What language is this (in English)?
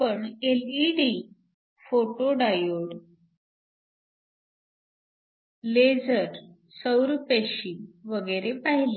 Marathi